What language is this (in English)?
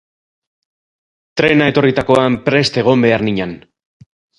Basque